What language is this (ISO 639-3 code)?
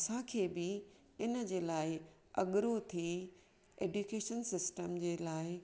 snd